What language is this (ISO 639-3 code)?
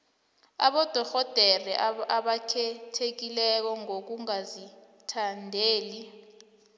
nbl